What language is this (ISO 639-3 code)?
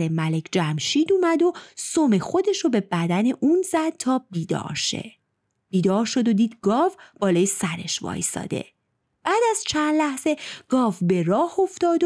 fas